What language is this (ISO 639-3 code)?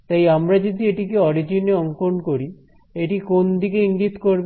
ben